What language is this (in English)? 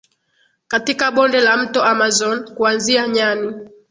Swahili